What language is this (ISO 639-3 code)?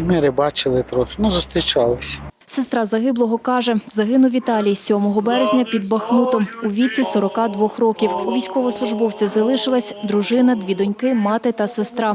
ukr